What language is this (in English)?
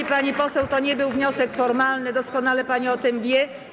Polish